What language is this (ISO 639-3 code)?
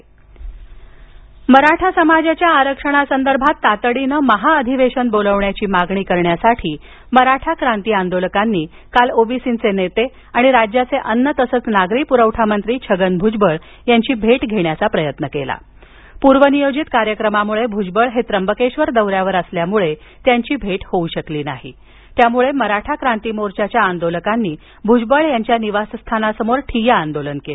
mar